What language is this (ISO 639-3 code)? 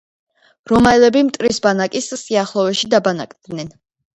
kat